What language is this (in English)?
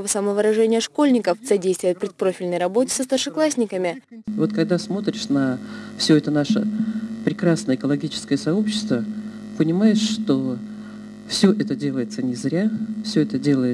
Russian